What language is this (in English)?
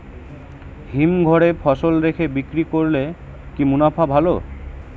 Bangla